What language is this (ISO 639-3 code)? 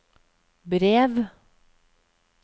nor